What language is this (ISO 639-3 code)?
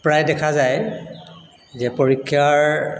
asm